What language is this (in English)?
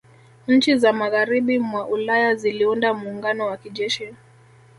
Swahili